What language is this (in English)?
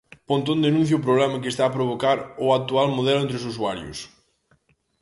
Galician